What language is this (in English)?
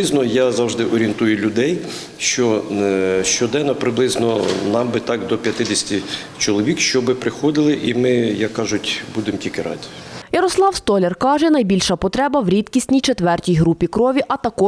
Ukrainian